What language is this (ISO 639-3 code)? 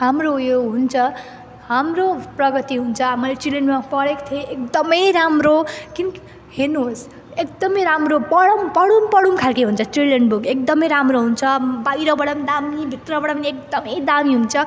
nep